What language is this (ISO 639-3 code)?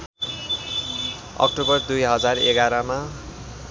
nep